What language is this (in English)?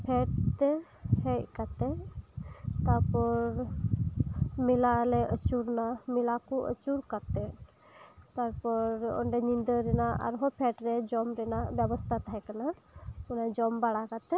Santali